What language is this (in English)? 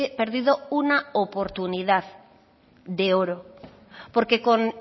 Spanish